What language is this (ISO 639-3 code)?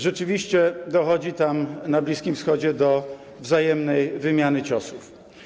pol